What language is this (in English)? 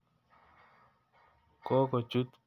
Kalenjin